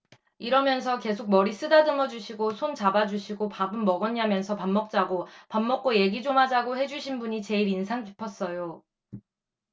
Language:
Korean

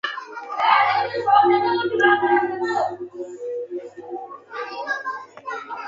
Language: Lasi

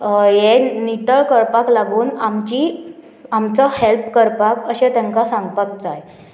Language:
Konkani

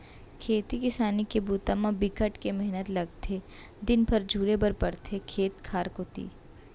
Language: Chhattisgarhi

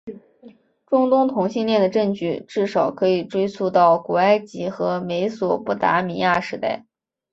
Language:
Chinese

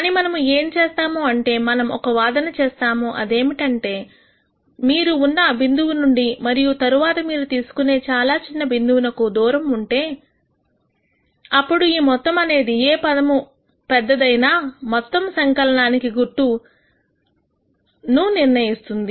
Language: Telugu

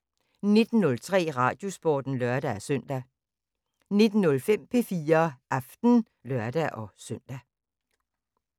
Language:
Danish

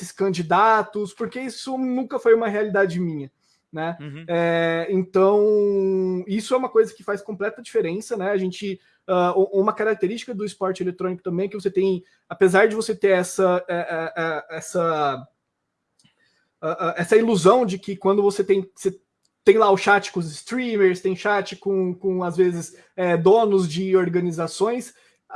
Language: Portuguese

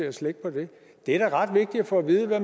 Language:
Danish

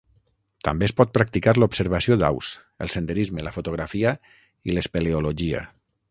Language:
Catalan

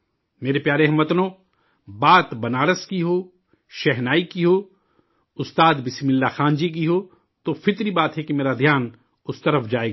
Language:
Urdu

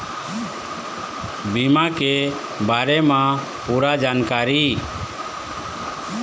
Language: Chhattisgarhi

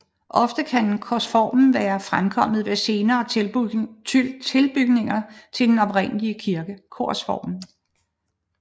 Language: Danish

